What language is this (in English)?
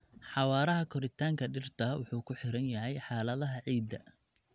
Somali